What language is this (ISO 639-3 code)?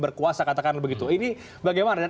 ind